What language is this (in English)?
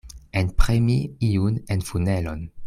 Esperanto